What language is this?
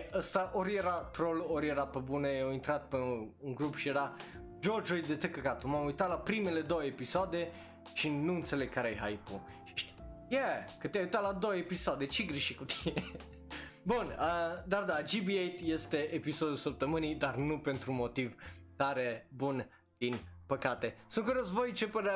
Romanian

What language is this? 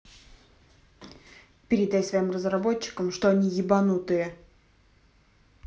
Russian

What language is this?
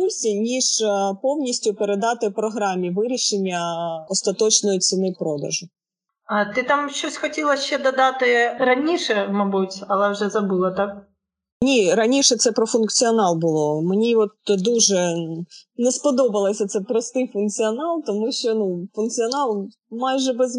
Ukrainian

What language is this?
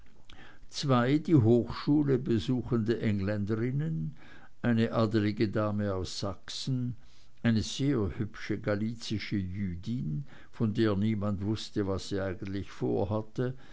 German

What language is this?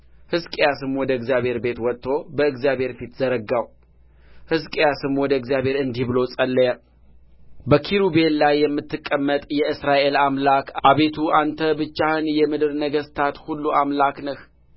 Amharic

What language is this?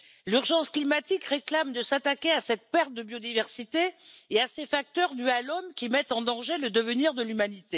French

